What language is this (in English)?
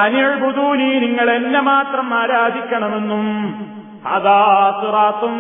Malayalam